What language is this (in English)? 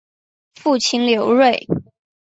Chinese